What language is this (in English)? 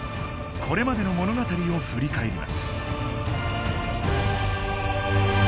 Japanese